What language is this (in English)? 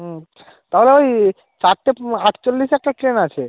Bangla